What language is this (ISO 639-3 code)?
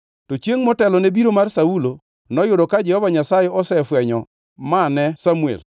luo